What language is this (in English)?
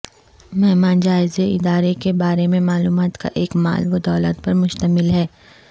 Urdu